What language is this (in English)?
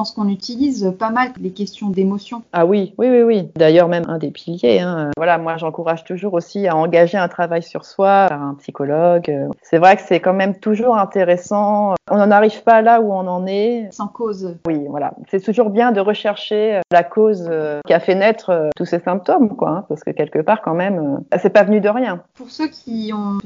French